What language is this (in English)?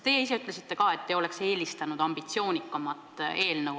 Estonian